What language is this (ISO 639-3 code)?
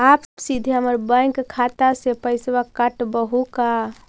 mag